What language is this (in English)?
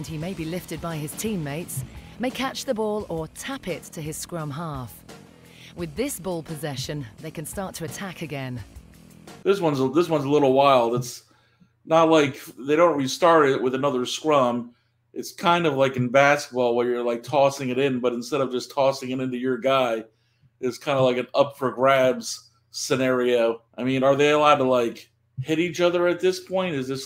English